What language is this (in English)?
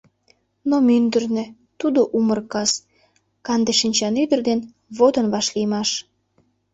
Mari